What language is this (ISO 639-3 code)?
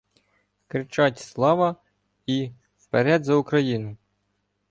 ukr